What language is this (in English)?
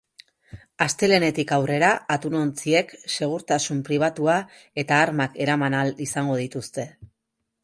Basque